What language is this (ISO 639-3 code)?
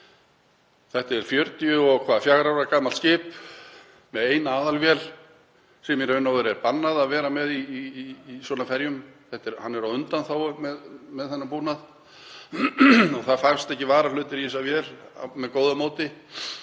isl